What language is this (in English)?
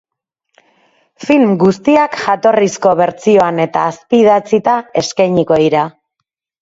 Basque